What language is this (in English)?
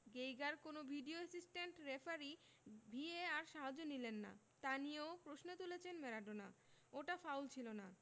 Bangla